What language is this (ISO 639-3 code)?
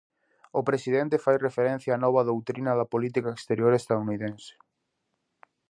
glg